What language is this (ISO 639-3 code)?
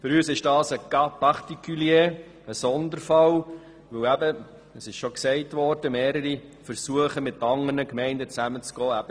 gsw